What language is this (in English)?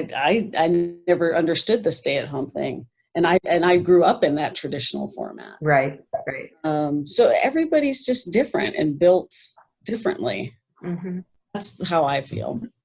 English